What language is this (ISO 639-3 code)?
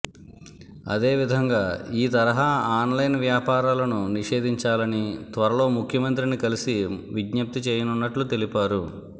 tel